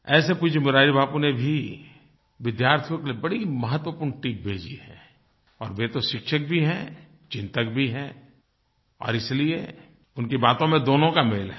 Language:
Hindi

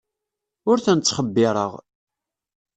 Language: Kabyle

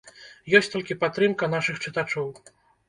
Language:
Belarusian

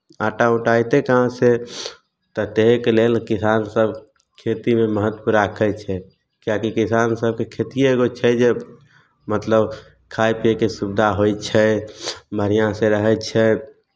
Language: Maithili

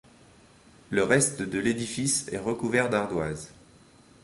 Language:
French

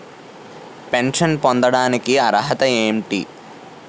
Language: Telugu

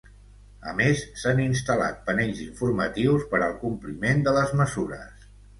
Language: Catalan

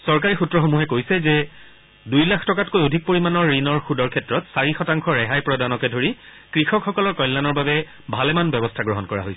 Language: Assamese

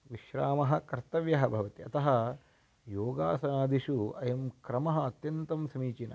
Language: Sanskrit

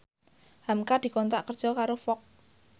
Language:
Javanese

